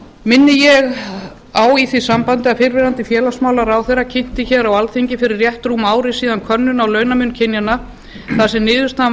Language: Icelandic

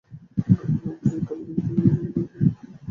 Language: Bangla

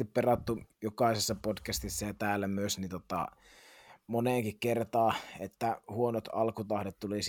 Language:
Finnish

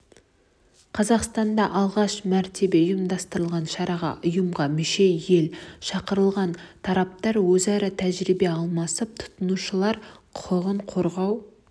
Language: Kazakh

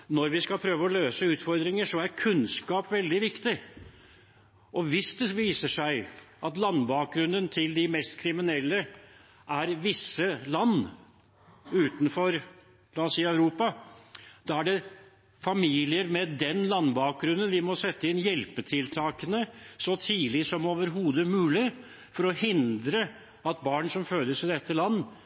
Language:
Norwegian Bokmål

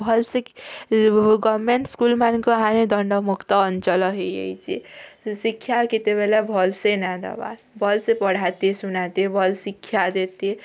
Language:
Odia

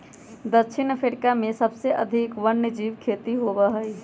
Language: Magahi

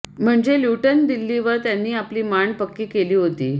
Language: Marathi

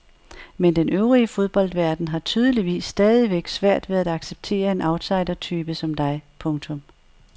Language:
Danish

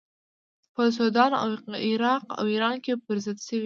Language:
Pashto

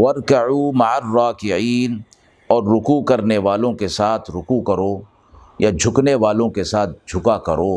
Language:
Urdu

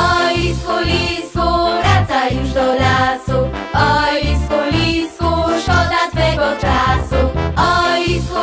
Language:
Polish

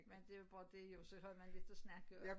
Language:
Danish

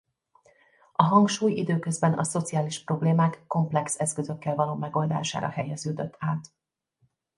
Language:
Hungarian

